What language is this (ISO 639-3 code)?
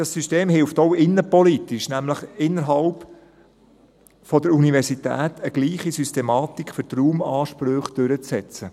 gsw